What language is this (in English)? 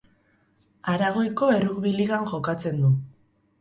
Basque